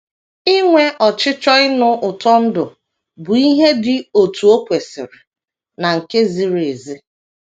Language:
Igbo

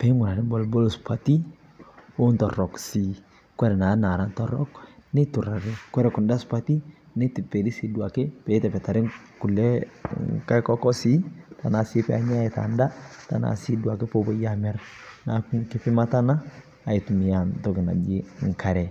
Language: Masai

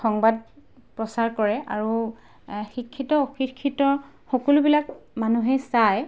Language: Assamese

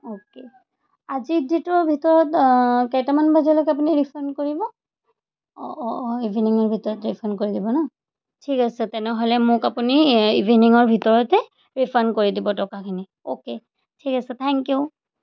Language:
Assamese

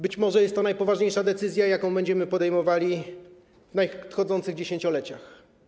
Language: Polish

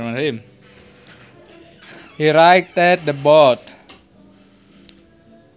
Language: Sundanese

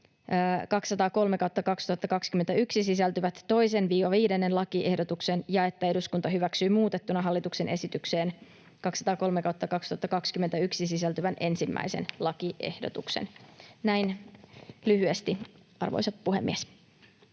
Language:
Finnish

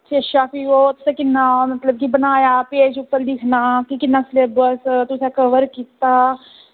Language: Dogri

